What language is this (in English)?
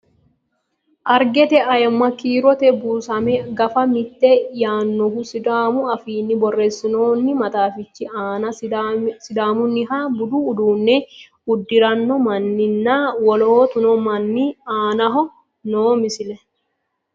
Sidamo